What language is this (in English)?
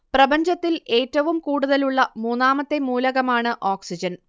Malayalam